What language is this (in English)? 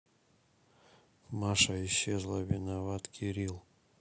Russian